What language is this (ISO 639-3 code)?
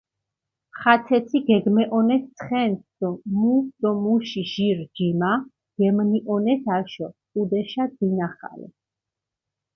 xmf